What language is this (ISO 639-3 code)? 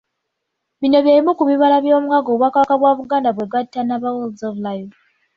lug